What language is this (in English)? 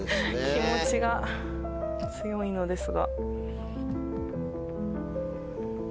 Japanese